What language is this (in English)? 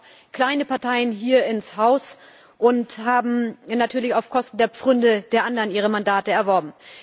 German